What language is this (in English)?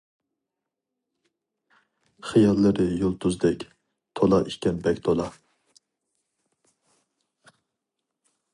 Uyghur